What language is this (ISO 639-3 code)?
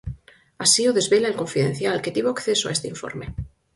glg